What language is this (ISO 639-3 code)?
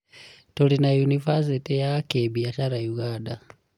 kik